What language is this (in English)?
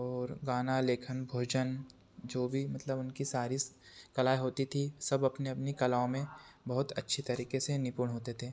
Hindi